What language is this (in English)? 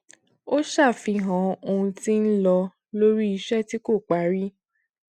Yoruba